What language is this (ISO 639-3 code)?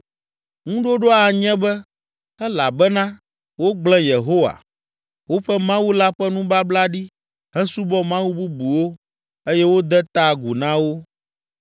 ewe